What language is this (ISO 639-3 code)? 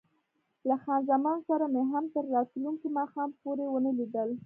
pus